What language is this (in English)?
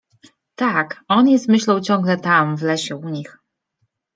Polish